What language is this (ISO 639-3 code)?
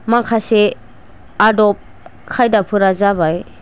brx